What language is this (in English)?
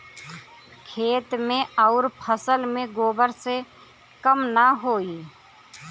Bhojpuri